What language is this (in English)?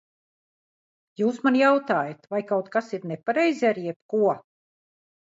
Latvian